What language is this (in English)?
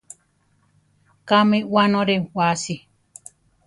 Central Tarahumara